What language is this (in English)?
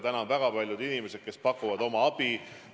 Estonian